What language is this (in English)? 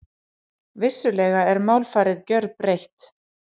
Icelandic